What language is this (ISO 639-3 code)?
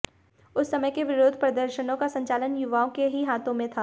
hin